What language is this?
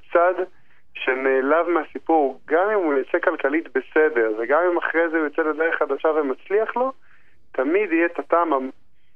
Hebrew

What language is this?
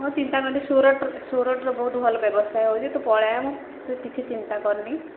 Odia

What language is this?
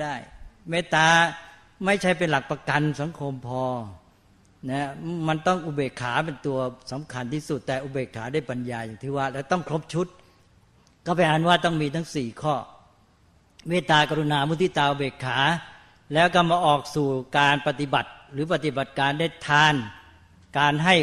Thai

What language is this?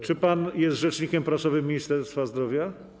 Polish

